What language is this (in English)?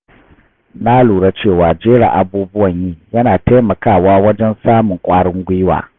Hausa